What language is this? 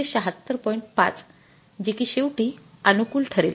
Marathi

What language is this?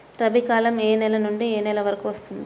Telugu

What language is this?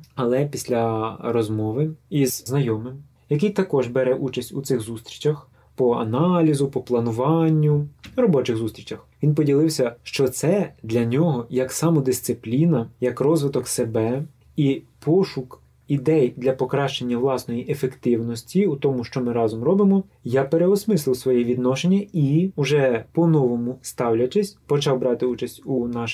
Russian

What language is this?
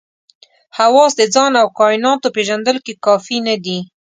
Pashto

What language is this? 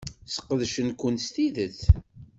Kabyle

